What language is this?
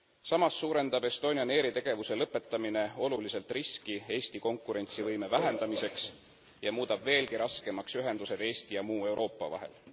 Estonian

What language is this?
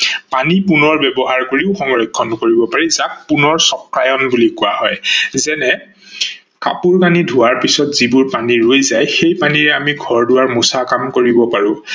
Assamese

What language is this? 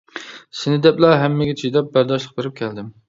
Uyghur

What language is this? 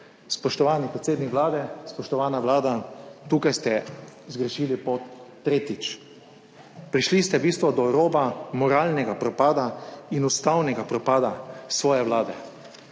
Slovenian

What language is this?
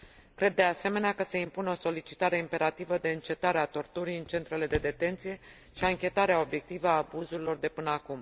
Romanian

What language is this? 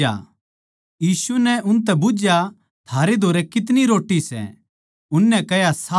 Haryanvi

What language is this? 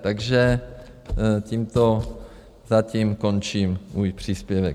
Czech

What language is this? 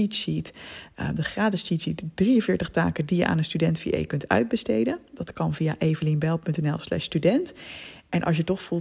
Dutch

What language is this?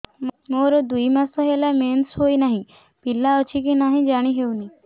Odia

